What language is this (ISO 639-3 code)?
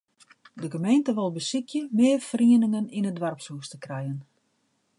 fry